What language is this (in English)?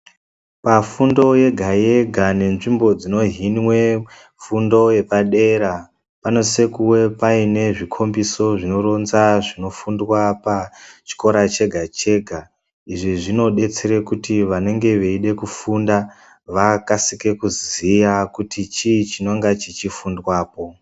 Ndau